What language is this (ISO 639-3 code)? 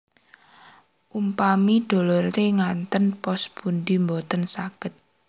jav